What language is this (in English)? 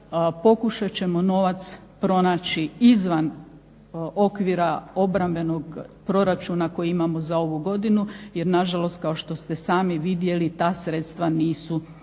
Croatian